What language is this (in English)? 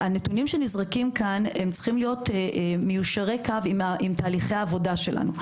Hebrew